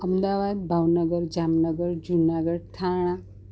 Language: Gujarati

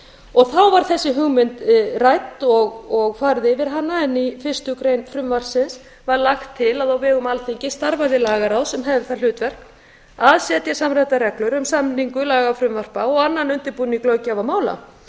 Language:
Icelandic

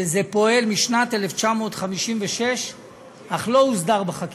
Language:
Hebrew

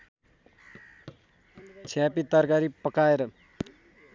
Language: Nepali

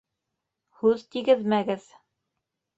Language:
Bashkir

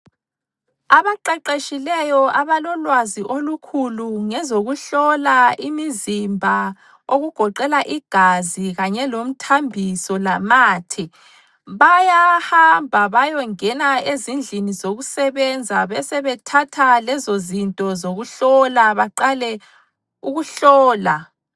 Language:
North Ndebele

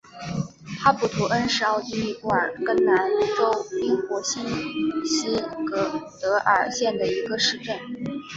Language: Chinese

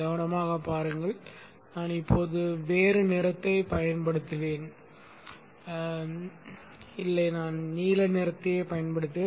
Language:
Tamil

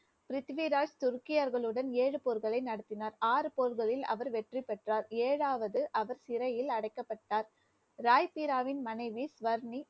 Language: Tamil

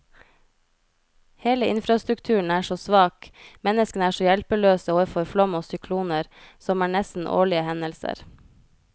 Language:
Norwegian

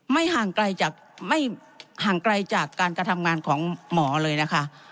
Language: Thai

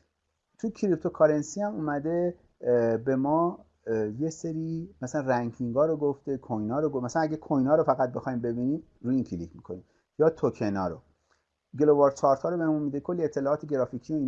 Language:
Persian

